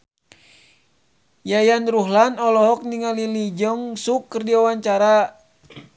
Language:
Sundanese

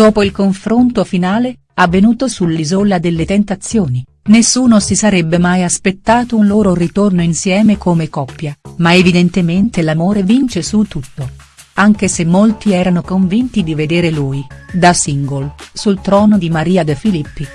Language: Italian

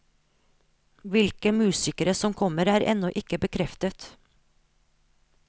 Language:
Norwegian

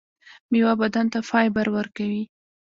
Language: Pashto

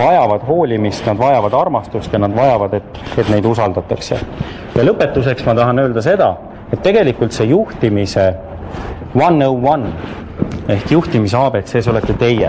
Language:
Finnish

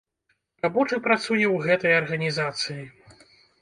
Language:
Belarusian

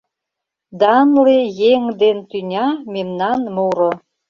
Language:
Mari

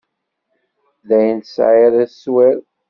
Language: Kabyle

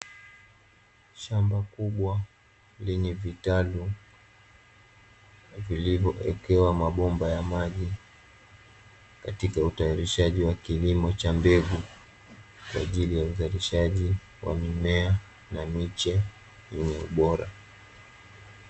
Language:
Swahili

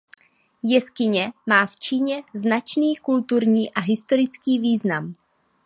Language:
Czech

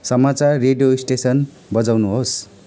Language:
Nepali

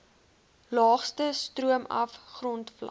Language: Afrikaans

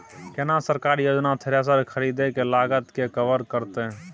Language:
Maithili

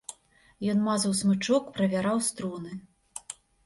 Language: Belarusian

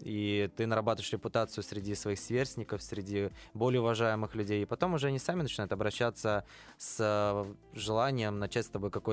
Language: Russian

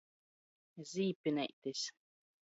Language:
Latgalian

